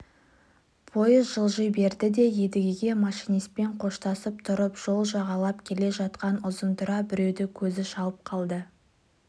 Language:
Kazakh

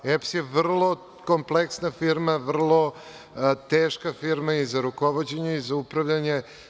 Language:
Serbian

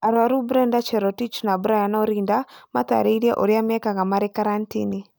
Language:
Kikuyu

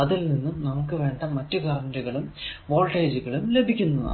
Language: Malayalam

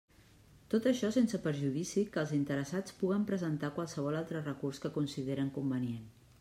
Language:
Catalan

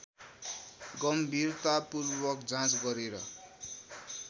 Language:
Nepali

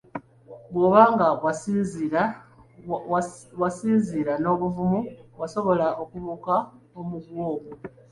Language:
Ganda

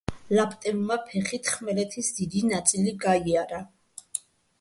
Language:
Georgian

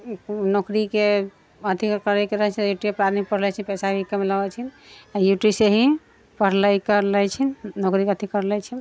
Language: Maithili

